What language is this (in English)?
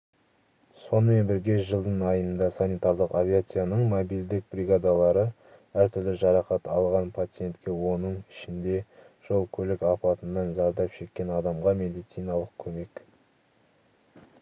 Kazakh